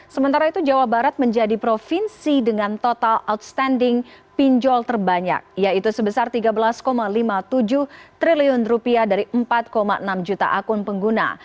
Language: Indonesian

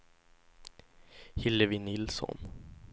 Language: Swedish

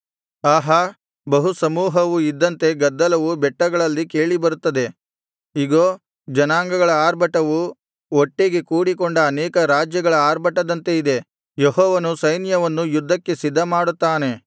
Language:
Kannada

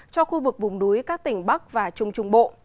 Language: Vietnamese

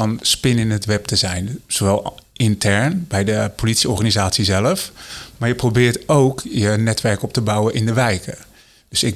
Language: Dutch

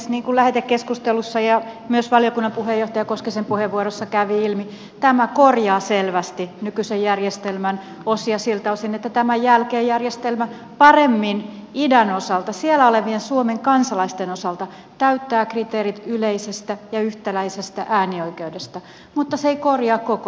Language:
Finnish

